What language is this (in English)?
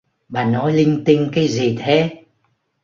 Vietnamese